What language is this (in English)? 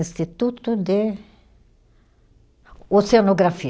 Portuguese